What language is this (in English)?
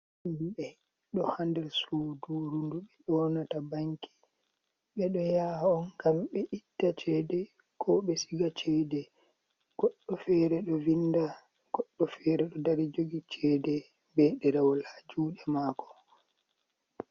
Fula